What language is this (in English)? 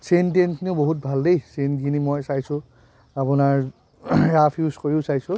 Assamese